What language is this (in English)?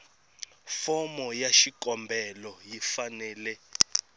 Tsonga